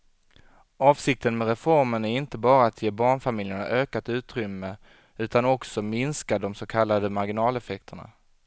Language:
Swedish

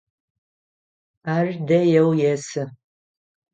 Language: Adyghe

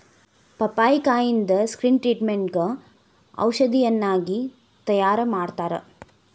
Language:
Kannada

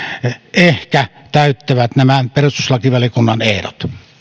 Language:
Finnish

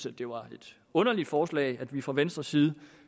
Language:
Danish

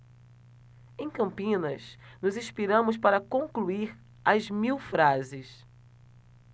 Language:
Portuguese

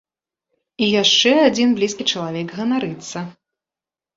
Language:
Belarusian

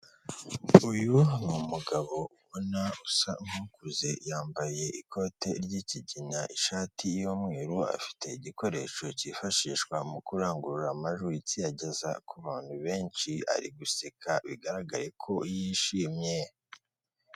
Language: Kinyarwanda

